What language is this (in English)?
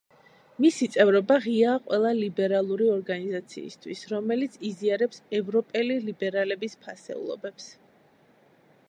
Georgian